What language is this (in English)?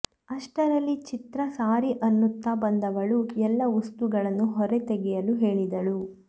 Kannada